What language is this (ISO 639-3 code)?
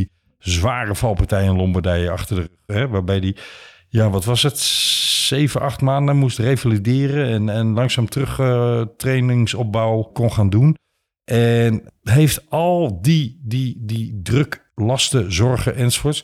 nld